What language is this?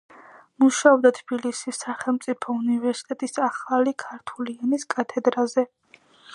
Georgian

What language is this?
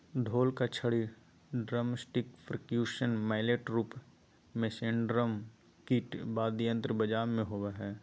Magahi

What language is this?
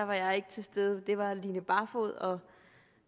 Danish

